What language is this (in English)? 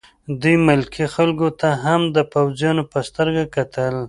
Pashto